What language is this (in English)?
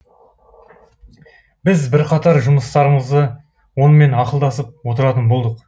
Kazakh